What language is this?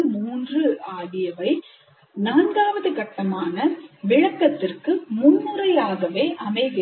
Tamil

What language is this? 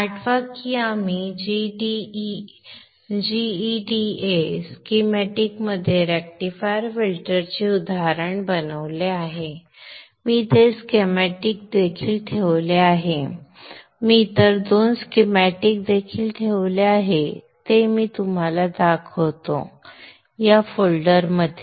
Marathi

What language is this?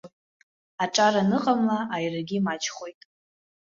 Abkhazian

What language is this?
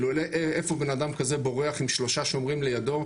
Hebrew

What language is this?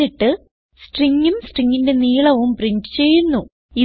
Malayalam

